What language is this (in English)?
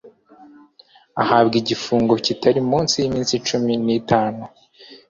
Kinyarwanda